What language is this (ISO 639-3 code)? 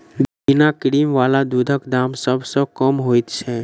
mai